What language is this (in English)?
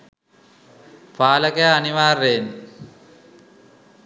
Sinhala